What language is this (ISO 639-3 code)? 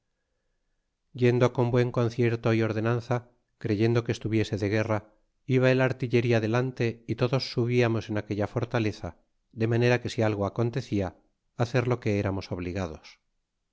spa